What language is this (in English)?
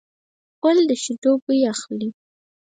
Pashto